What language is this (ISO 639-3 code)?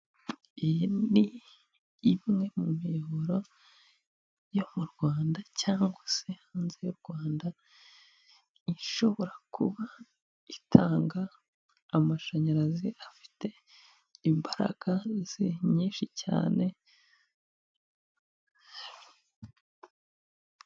kin